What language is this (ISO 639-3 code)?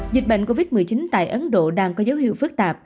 vie